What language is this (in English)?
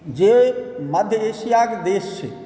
Maithili